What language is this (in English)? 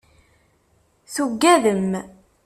Kabyle